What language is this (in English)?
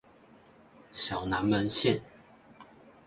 Chinese